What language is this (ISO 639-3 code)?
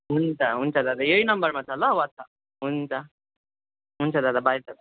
nep